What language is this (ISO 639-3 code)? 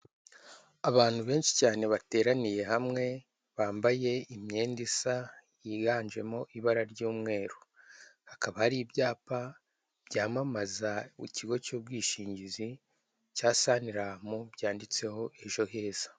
kin